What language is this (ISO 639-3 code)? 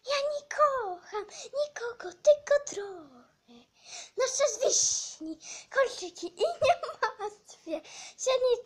pol